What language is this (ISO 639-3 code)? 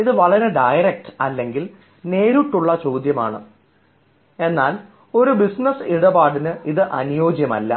mal